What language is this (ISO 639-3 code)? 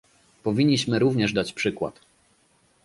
pol